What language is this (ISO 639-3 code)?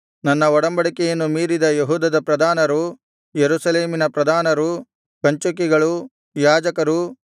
kan